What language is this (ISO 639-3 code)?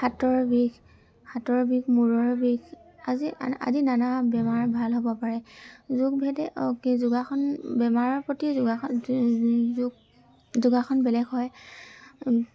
asm